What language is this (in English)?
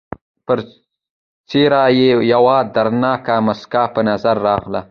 Pashto